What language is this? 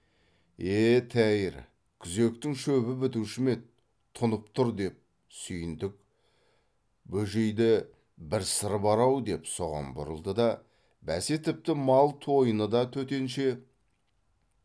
Kazakh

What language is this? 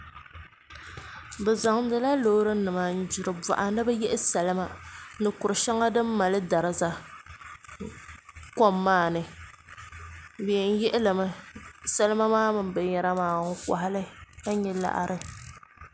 Dagbani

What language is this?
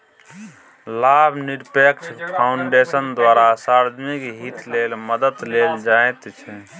Maithili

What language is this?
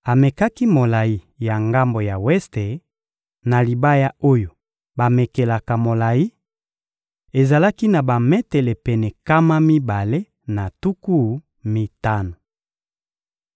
Lingala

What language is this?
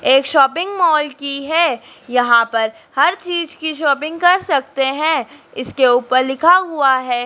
Hindi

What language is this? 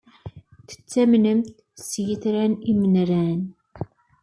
Kabyle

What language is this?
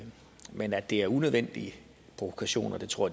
Danish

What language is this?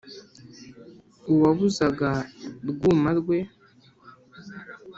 Kinyarwanda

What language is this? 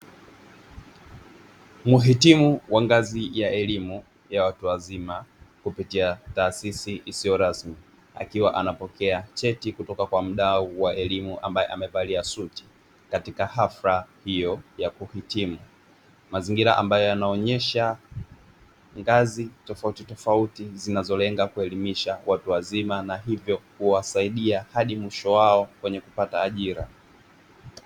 Swahili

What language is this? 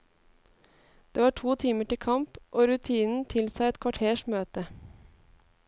Norwegian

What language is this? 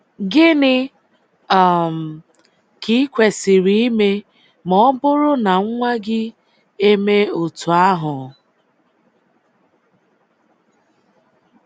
Igbo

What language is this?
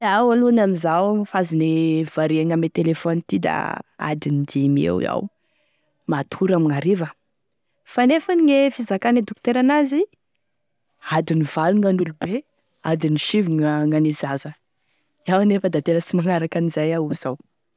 Tesaka Malagasy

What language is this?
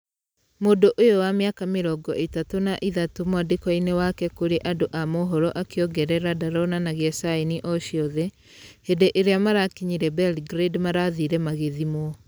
Kikuyu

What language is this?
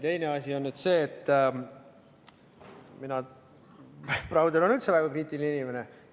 Estonian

